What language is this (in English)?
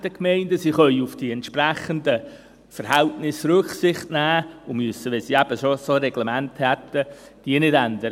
Swiss German